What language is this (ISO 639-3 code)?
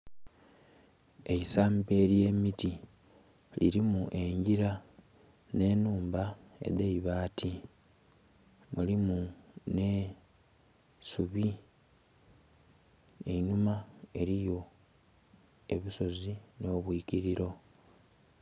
xog